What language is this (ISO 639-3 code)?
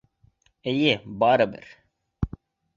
bak